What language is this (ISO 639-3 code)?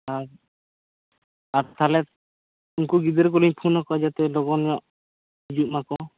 sat